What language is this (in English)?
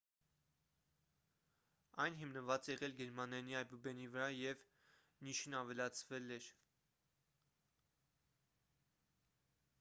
Armenian